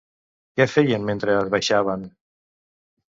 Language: Catalan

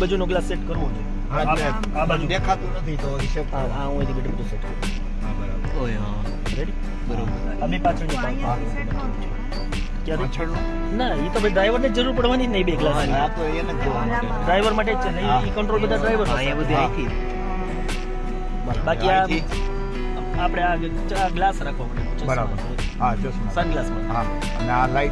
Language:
Gujarati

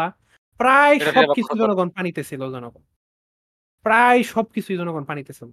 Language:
Bangla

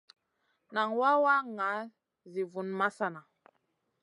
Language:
Masana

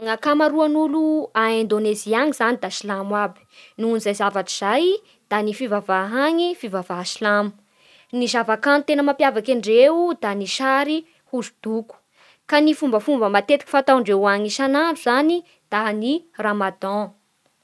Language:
Bara Malagasy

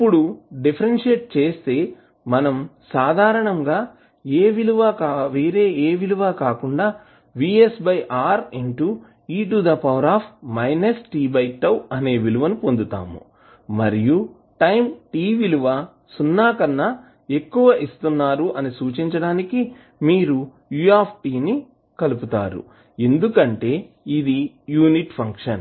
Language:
Telugu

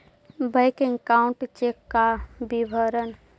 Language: Magahi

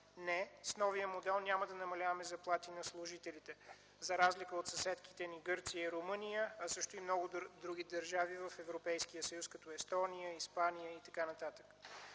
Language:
Bulgarian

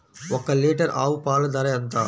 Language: Telugu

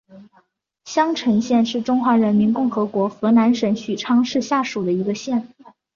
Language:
Chinese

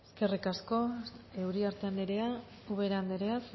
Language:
Basque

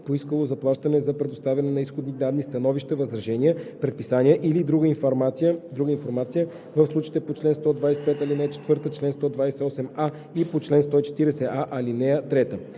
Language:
Bulgarian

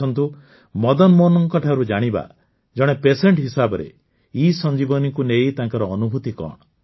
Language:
Odia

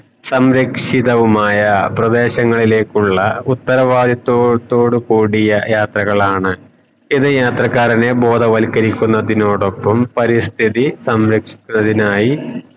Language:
Malayalam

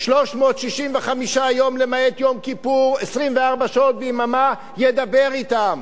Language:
Hebrew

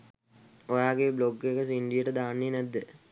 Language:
Sinhala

